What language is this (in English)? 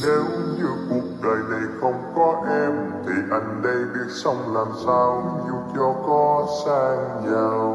Vietnamese